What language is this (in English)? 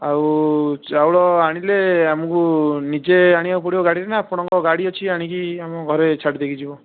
Odia